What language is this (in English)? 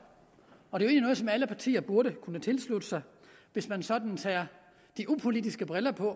Danish